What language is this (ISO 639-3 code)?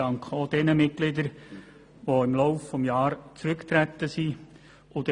gsw